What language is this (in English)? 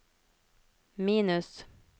Norwegian